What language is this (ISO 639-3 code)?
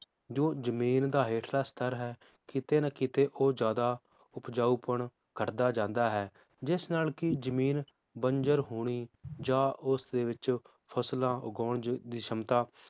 pan